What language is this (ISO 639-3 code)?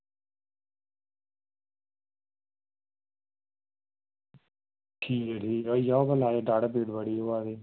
doi